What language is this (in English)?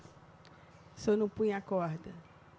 Portuguese